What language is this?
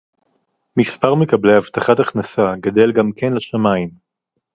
Hebrew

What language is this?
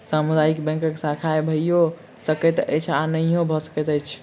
Maithili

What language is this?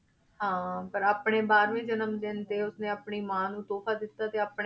Punjabi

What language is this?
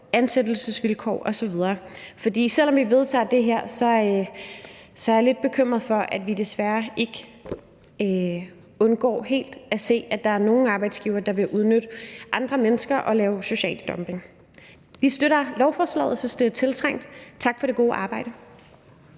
Danish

